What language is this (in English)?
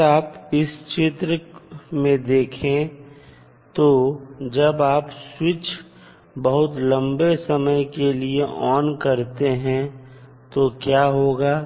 Hindi